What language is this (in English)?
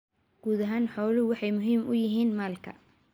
Somali